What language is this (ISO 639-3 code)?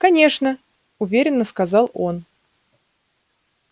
rus